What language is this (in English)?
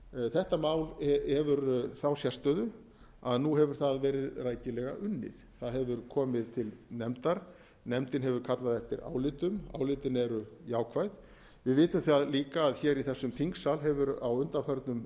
Icelandic